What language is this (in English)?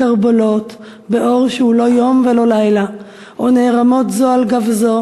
Hebrew